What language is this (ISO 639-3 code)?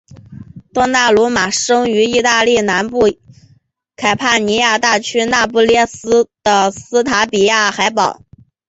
zho